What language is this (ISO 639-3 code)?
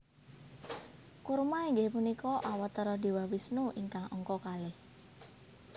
jav